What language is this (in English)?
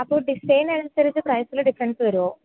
Malayalam